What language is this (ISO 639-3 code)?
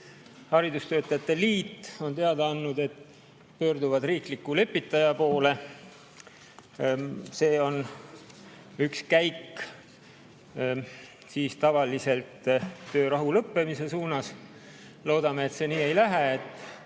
est